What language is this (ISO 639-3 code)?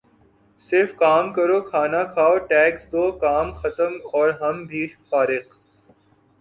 urd